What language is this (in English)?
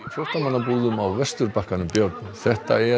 Icelandic